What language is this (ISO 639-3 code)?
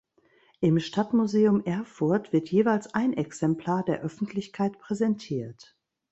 deu